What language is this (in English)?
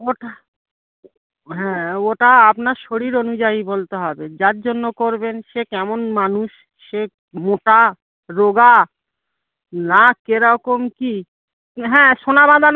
Bangla